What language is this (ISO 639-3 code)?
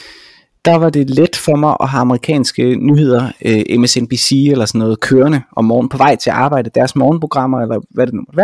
dan